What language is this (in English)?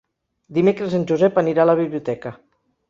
Catalan